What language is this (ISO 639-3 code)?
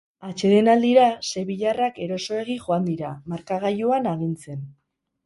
eus